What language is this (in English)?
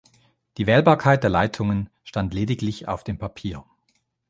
German